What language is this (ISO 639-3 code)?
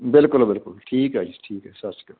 pan